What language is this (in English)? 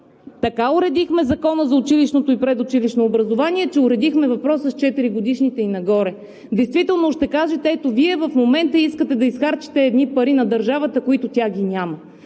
Bulgarian